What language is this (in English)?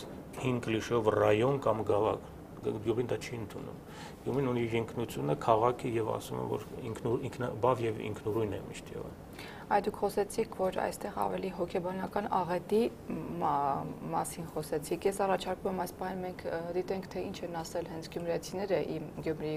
Romanian